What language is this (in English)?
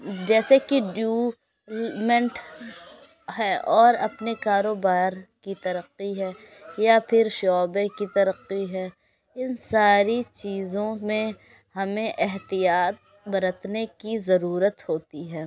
Urdu